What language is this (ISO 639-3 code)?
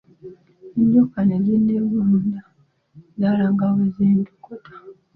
lug